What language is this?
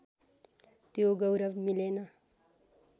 Nepali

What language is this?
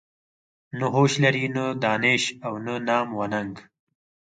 Pashto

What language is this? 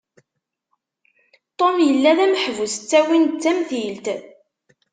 Kabyle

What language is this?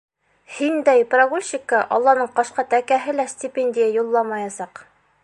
Bashkir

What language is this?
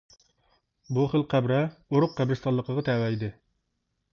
Uyghur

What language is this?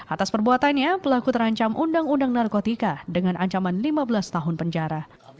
Indonesian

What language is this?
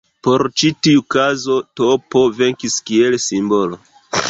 Esperanto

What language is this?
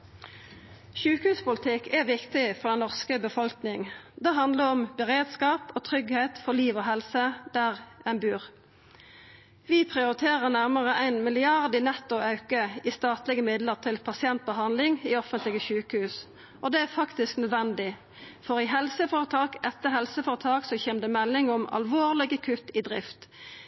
Norwegian Nynorsk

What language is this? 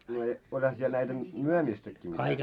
Finnish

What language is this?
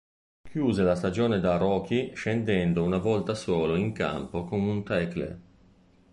Italian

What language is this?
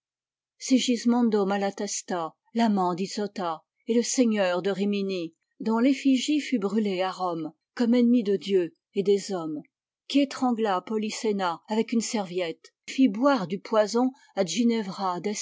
French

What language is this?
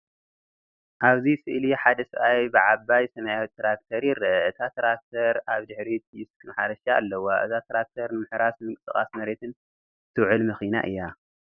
Tigrinya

